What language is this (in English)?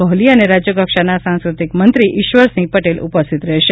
Gujarati